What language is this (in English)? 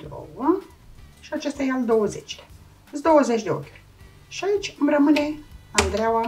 Romanian